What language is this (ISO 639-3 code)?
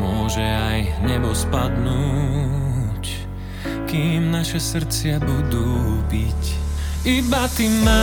slk